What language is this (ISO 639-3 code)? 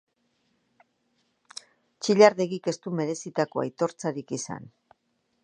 eus